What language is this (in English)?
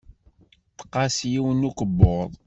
Kabyle